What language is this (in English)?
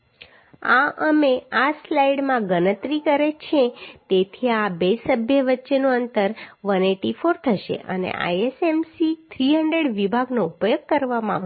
Gujarati